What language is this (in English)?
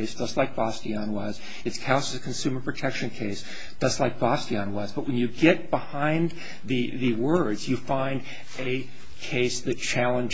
English